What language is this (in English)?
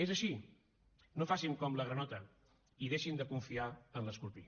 Catalan